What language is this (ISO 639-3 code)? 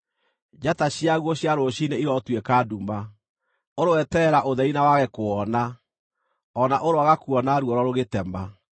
kik